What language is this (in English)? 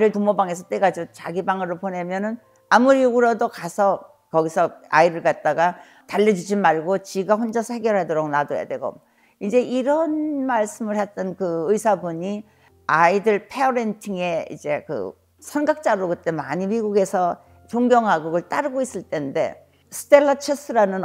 Korean